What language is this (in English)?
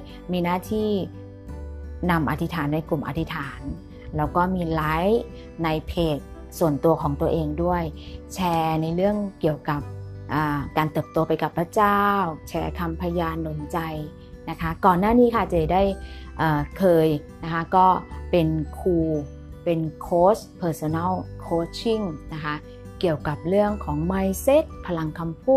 Thai